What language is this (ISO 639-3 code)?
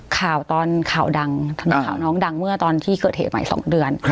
tha